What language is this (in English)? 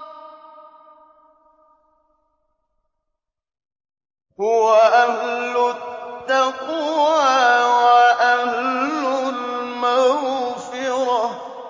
Arabic